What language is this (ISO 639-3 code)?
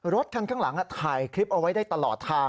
tha